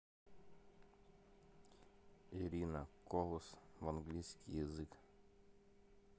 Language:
Russian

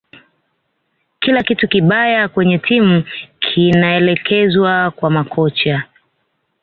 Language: Swahili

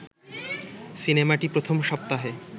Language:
Bangla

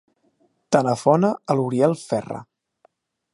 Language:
Catalan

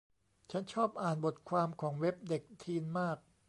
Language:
Thai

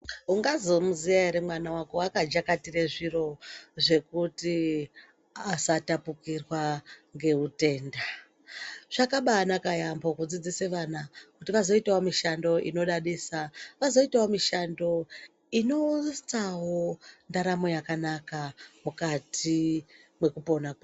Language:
Ndau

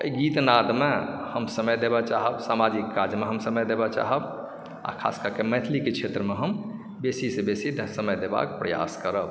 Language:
Maithili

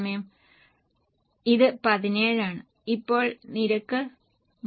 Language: Malayalam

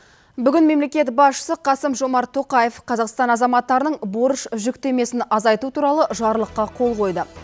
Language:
Kazakh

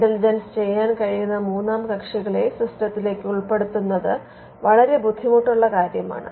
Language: Malayalam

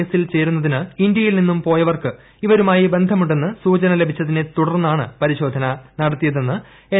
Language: Malayalam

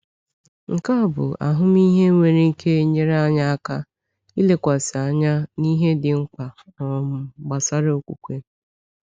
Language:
Igbo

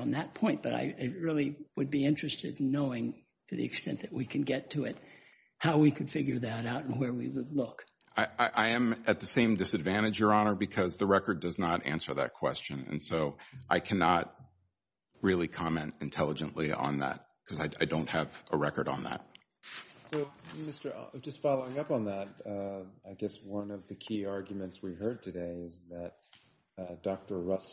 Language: English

